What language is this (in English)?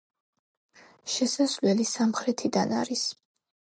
Georgian